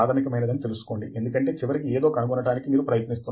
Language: Telugu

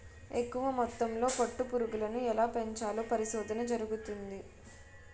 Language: Telugu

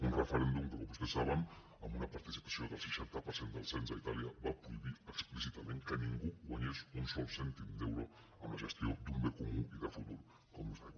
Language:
Catalan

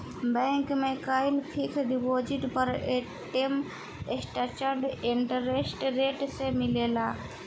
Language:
Bhojpuri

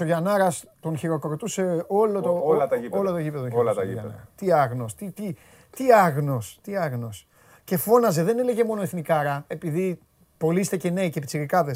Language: Greek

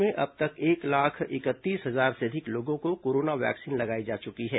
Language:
Hindi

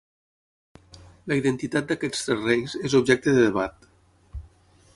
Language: Catalan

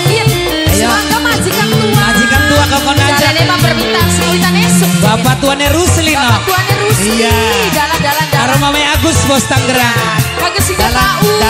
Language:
Indonesian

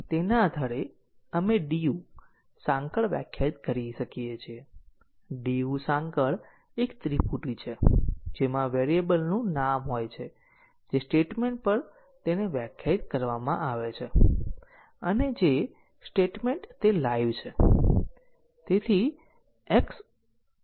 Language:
Gujarati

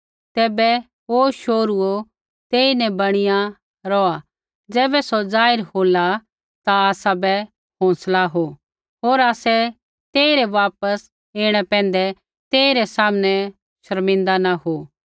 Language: Kullu Pahari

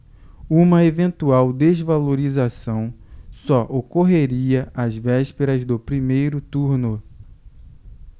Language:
Portuguese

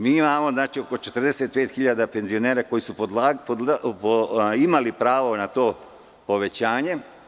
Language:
Serbian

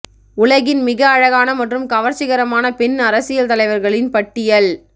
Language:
Tamil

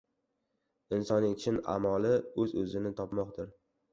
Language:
Uzbek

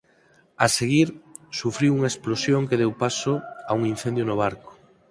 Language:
Galician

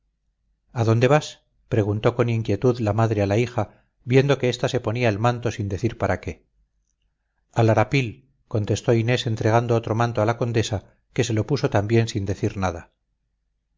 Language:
Spanish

